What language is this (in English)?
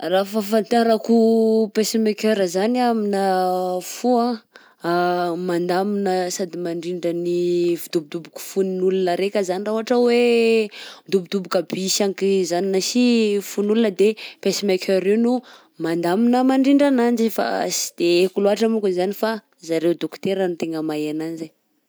Southern Betsimisaraka Malagasy